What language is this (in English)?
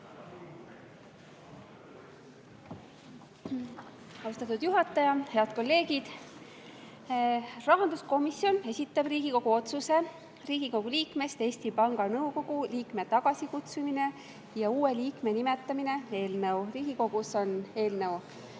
Estonian